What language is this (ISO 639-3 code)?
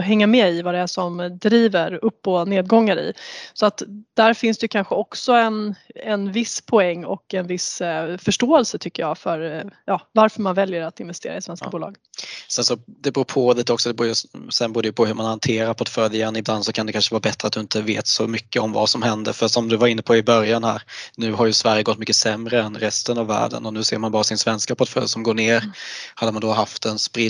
swe